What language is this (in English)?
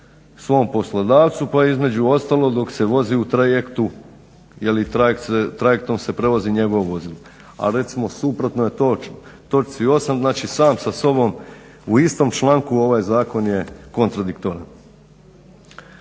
Croatian